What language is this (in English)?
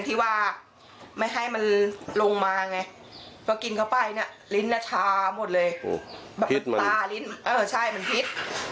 Thai